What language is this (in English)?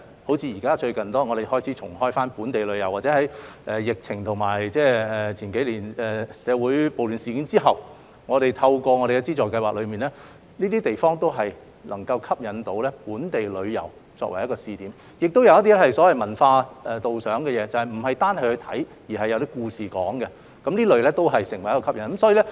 Cantonese